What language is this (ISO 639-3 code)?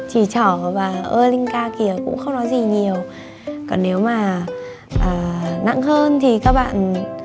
vie